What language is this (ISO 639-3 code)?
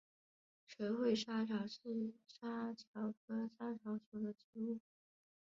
zho